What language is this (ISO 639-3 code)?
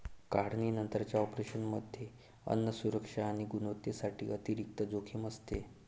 mar